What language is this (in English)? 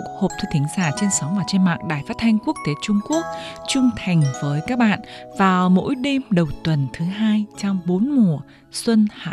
Vietnamese